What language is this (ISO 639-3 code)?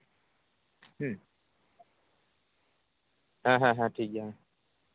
sat